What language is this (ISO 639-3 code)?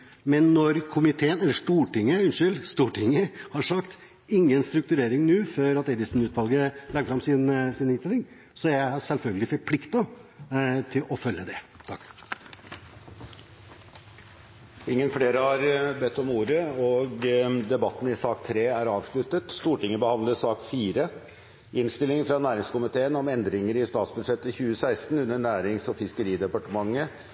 nob